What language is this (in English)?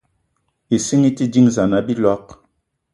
Eton (Cameroon)